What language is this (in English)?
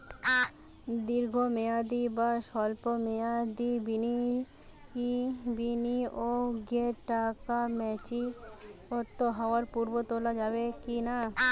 Bangla